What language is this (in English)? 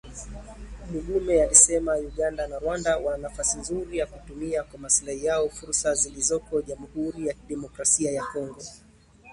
Swahili